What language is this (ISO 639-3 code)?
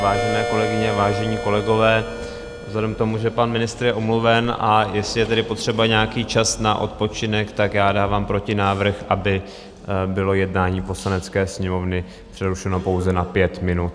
ces